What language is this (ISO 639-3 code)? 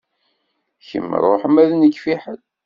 kab